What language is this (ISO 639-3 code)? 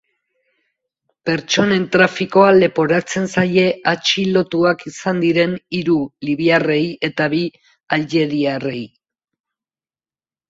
eus